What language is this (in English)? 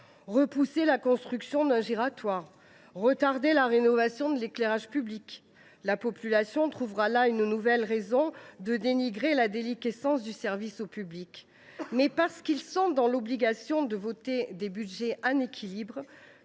French